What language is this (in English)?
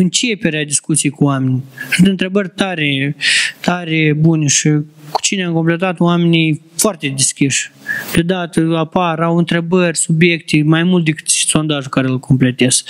Romanian